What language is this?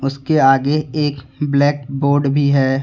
Hindi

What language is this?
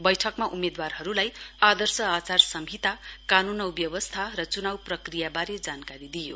Nepali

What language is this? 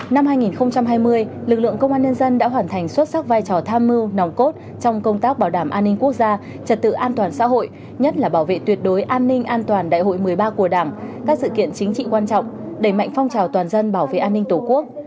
Vietnamese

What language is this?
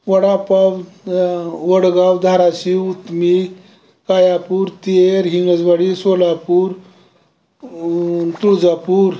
Marathi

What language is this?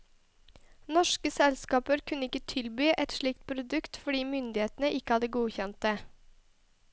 Norwegian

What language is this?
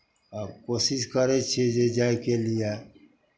Maithili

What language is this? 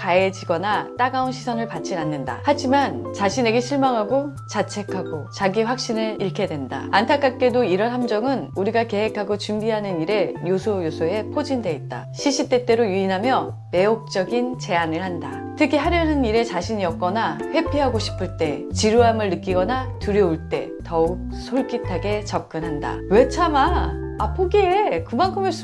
Korean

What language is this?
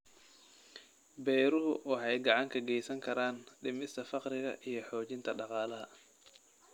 Somali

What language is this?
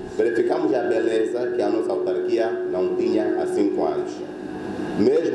Portuguese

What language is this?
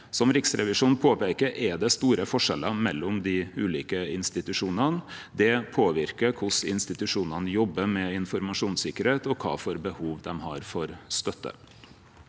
Norwegian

